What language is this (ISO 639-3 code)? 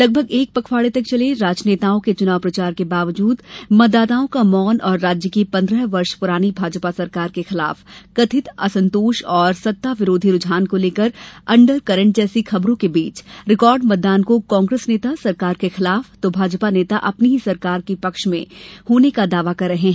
hin